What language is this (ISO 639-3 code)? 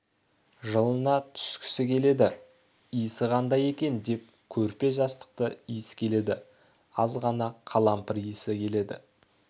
kaz